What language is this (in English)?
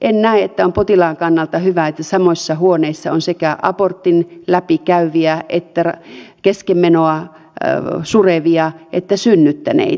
Finnish